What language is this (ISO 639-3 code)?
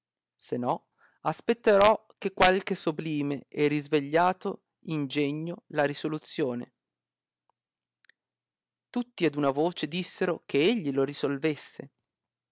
ita